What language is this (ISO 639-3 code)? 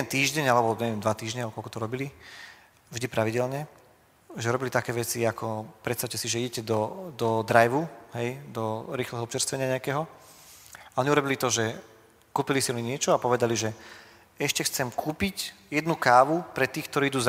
slk